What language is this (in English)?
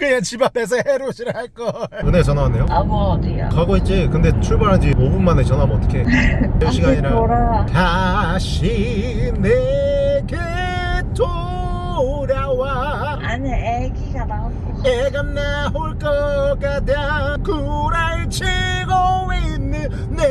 Korean